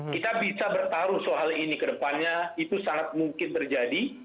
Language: Indonesian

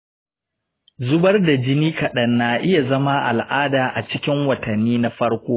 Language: Hausa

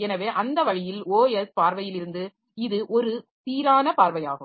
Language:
Tamil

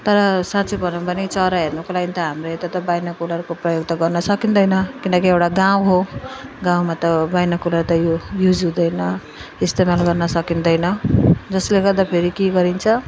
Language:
Nepali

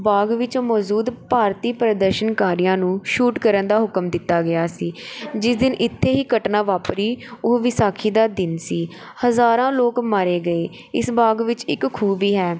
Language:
Punjabi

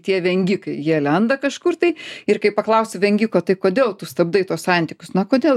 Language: Lithuanian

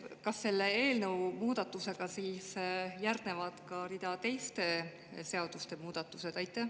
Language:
Estonian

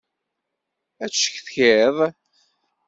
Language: Kabyle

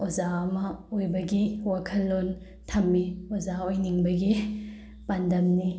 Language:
Manipuri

